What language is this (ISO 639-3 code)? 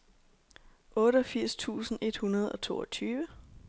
dan